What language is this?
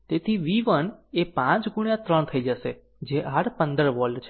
Gujarati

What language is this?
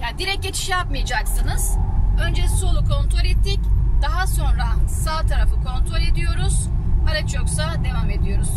Turkish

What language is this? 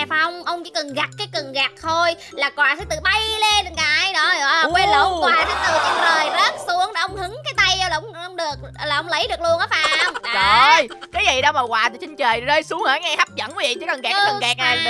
Vietnamese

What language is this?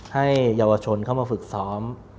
Thai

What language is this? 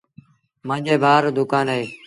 Sindhi Bhil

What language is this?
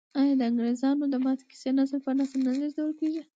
Pashto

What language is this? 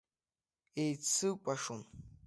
Abkhazian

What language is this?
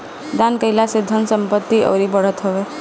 Bhojpuri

